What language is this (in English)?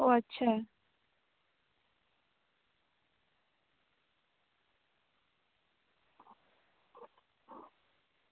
Santali